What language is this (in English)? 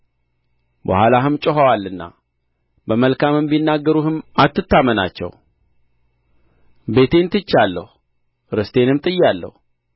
Amharic